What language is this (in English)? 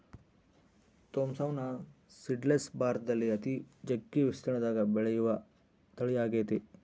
Kannada